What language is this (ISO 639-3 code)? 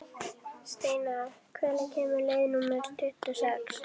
isl